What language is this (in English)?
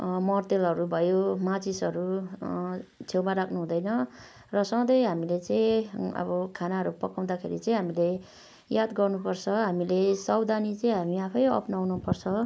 Nepali